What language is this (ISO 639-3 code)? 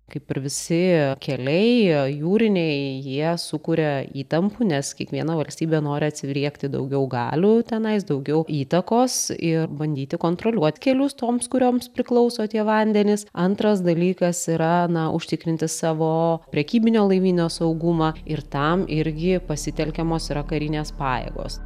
lit